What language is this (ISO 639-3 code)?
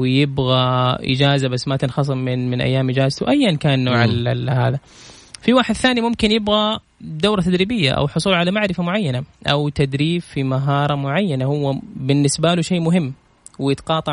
ara